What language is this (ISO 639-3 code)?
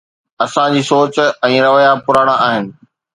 snd